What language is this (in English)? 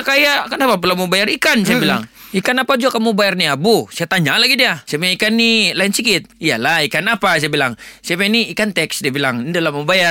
Malay